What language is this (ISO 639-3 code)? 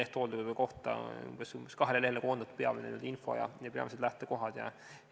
est